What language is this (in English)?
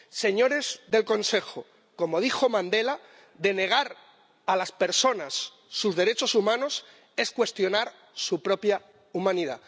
Spanish